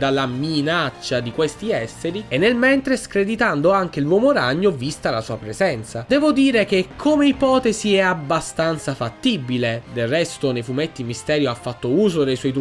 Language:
Italian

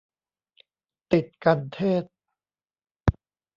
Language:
Thai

